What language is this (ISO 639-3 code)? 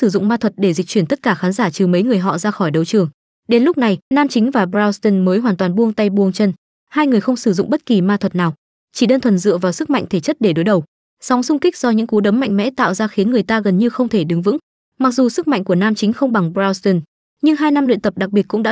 vie